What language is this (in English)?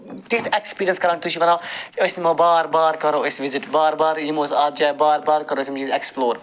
Kashmiri